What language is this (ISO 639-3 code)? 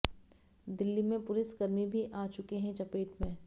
hin